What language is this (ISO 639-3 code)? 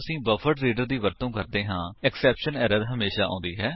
pan